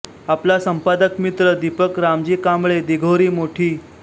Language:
Marathi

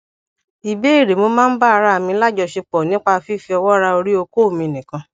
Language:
Yoruba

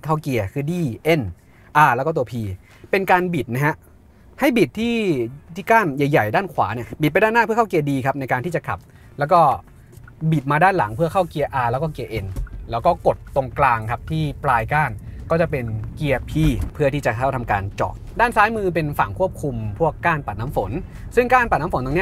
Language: Thai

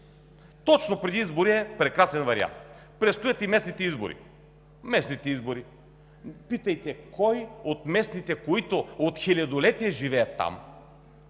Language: Bulgarian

